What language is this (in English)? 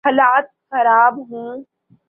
Urdu